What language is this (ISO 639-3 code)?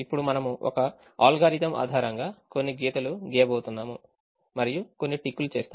tel